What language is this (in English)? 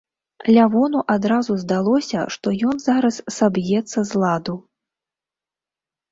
Belarusian